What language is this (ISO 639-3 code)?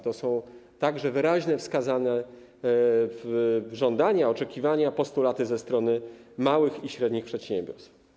pol